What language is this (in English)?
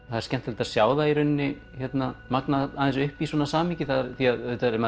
Icelandic